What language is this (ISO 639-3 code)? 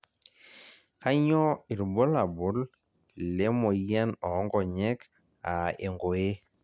mas